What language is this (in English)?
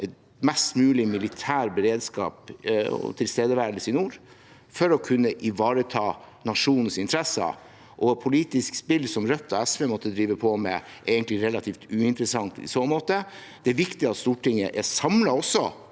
Norwegian